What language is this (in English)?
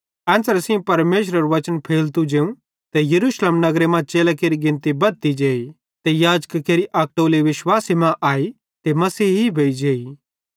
Bhadrawahi